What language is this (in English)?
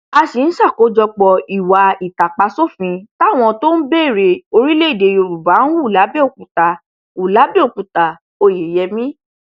Yoruba